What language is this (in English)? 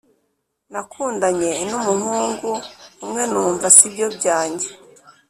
Kinyarwanda